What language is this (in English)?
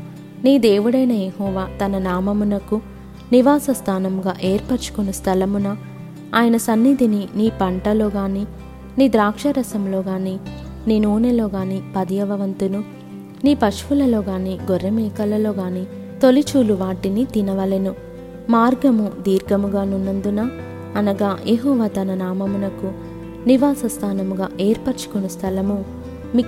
Telugu